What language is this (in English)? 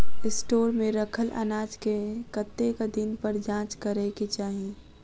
Maithili